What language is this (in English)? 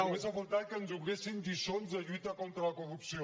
Catalan